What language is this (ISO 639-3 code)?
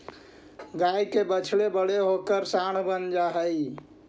mag